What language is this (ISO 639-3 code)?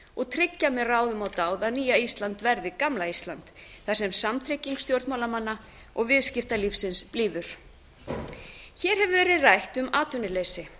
isl